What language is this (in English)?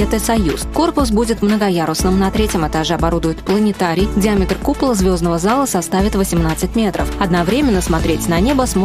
Russian